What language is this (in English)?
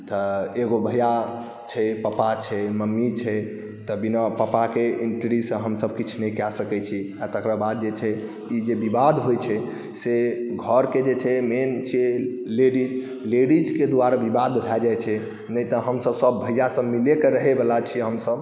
Maithili